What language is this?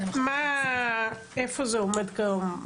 Hebrew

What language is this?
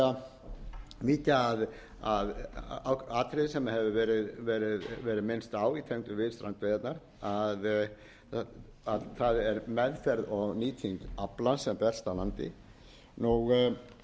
Icelandic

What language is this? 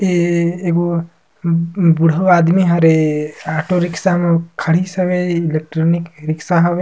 Surgujia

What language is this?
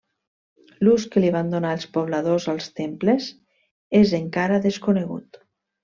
Catalan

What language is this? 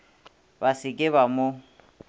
Northern Sotho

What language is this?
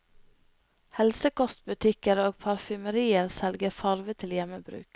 Norwegian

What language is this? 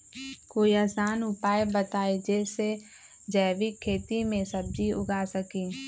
Magahi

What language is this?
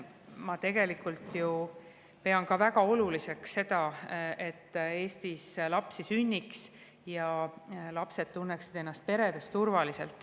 Estonian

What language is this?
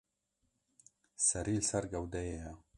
Kurdish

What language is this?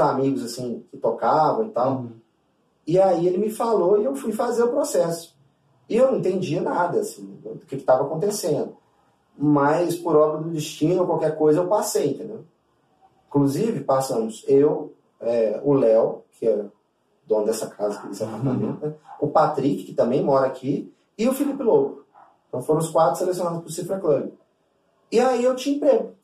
Portuguese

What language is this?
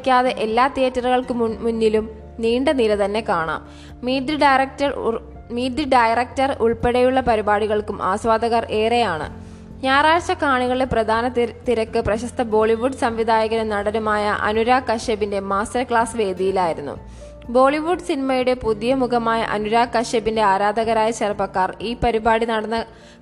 Malayalam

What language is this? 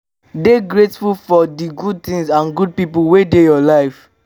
Nigerian Pidgin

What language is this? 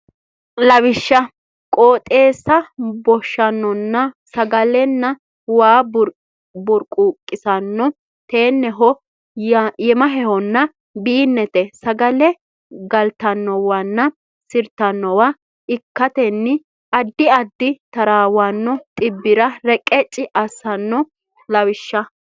Sidamo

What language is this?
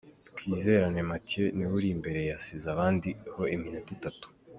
Kinyarwanda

